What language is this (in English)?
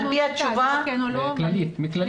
Hebrew